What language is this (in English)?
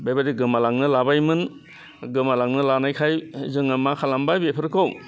Bodo